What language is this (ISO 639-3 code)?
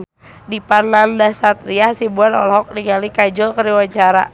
sun